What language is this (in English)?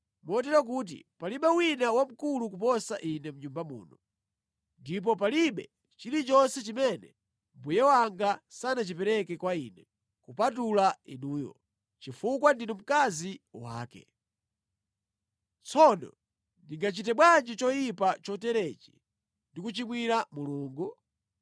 Nyanja